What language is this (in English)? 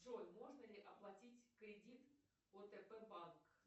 Russian